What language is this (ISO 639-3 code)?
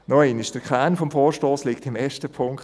gsw